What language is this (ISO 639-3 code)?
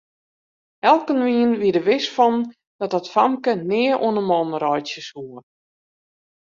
fry